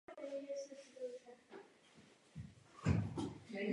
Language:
Czech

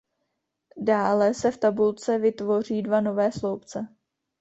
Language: Czech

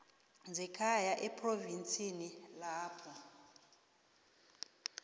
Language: South Ndebele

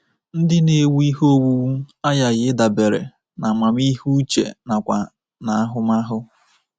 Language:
Igbo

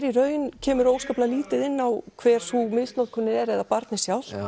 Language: Icelandic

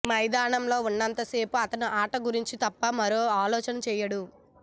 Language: Telugu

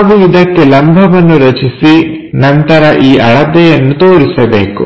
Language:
Kannada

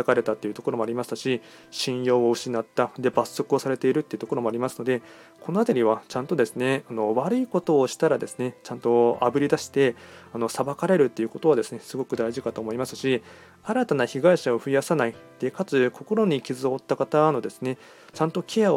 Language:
Japanese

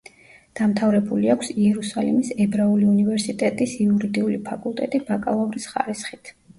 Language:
Georgian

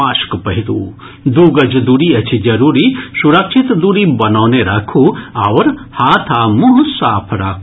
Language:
Maithili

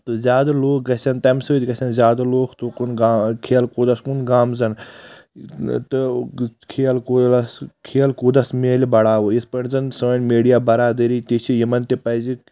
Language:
Kashmiri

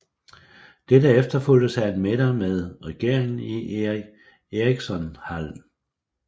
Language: Danish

